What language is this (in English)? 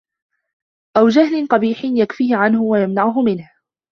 Arabic